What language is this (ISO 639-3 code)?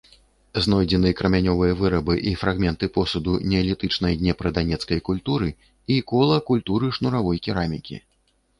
bel